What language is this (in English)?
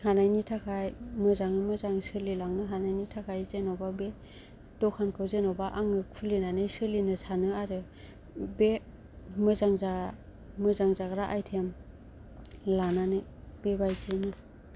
Bodo